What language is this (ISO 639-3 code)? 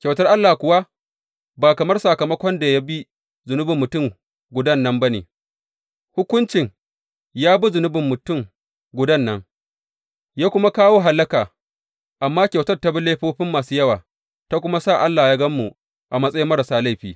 hau